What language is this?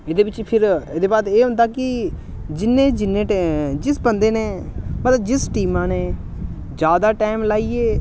Dogri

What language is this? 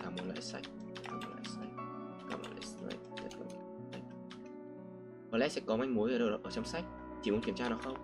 Vietnamese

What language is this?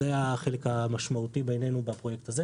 Hebrew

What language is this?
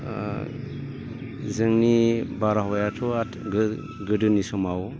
Bodo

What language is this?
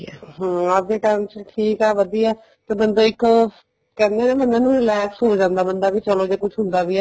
Punjabi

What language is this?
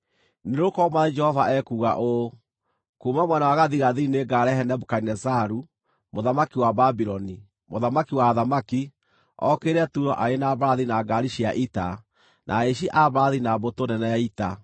Kikuyu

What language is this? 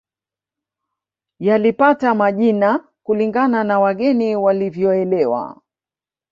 Swahili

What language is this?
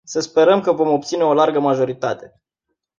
Romanian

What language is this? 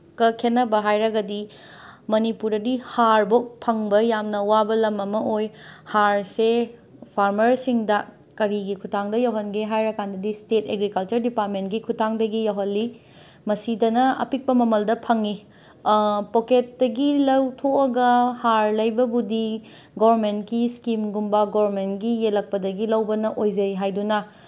Manipuri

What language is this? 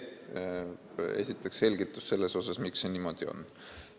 Estonian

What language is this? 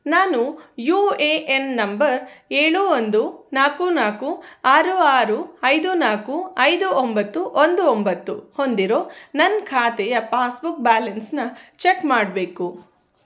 Kannada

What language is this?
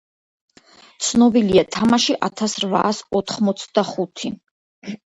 Georgian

